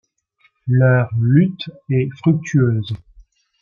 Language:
French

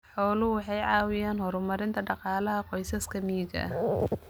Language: Somali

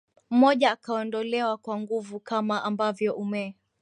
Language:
Swahili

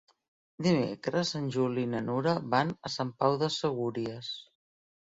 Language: Catalan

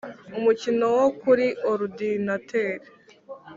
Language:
Kinyarwanda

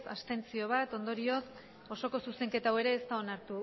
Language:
Basque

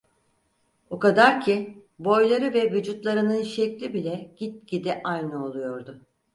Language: Turkish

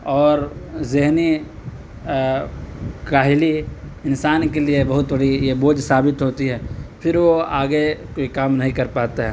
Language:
Urdu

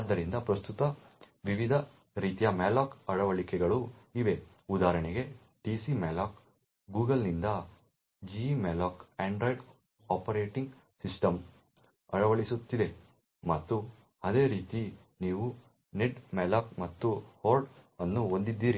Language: Kannada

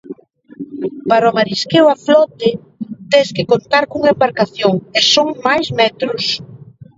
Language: Galician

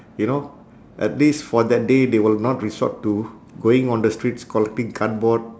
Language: English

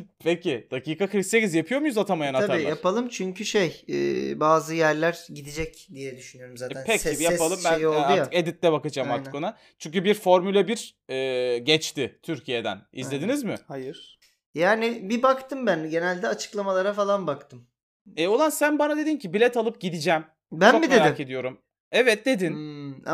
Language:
Turkish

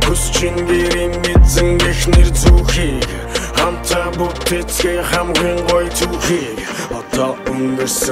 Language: Italian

